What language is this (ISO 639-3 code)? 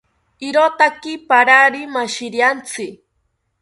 cpy